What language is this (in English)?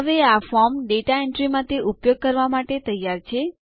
Gujarati